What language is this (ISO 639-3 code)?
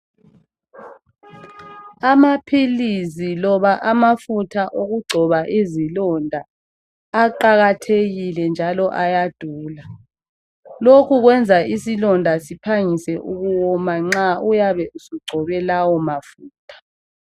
nde